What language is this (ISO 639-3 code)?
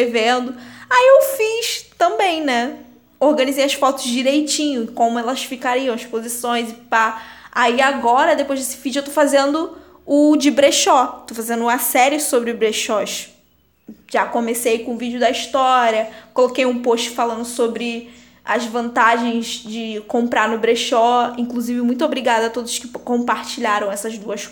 por